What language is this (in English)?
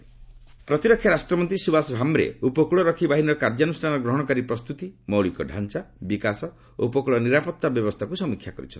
Odia